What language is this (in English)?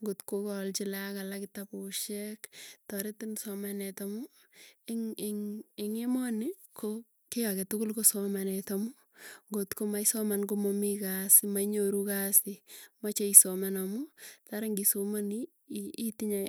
Tugen